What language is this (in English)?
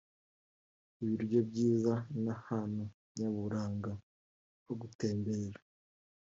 Kinyarwanda